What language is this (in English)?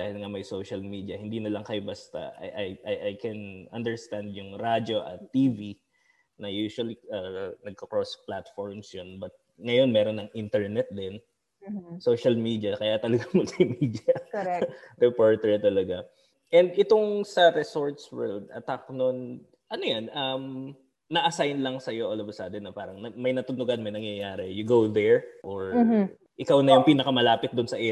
Filipino